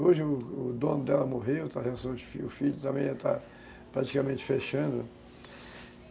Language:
Portuguese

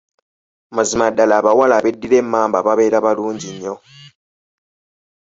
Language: Ganda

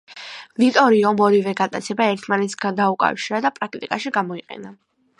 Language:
Georgian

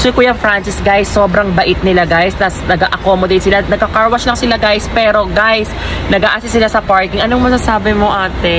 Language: Filipino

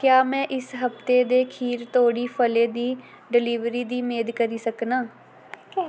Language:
Dogri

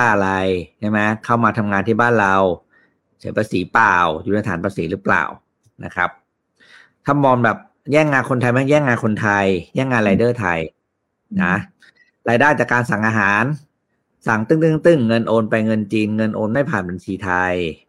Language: Thai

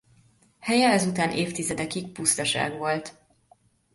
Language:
Hungarian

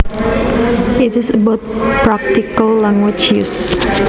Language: Javanese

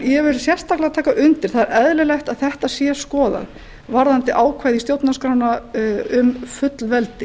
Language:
Icelandic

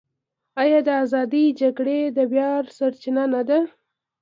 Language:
Pashto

